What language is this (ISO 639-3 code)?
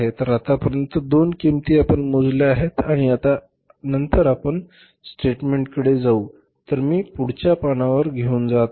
mar